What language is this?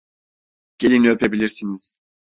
Turkish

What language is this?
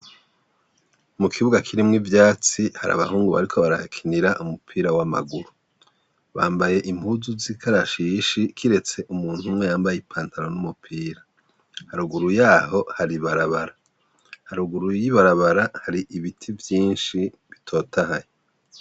Rundi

